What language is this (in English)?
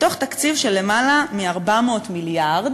Hebrew